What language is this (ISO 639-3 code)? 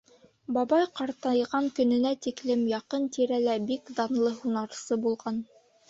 bak